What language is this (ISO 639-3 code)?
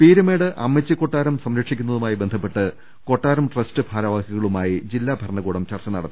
mal